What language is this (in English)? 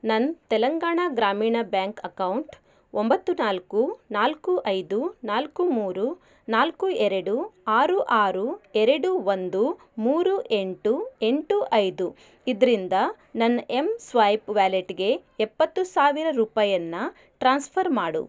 Kannada